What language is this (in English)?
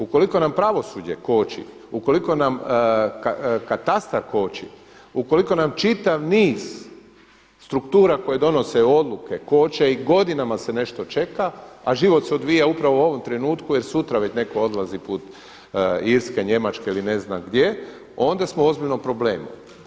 Croatian